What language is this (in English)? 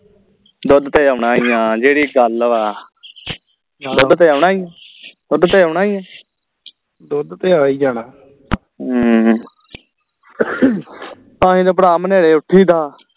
Punjabi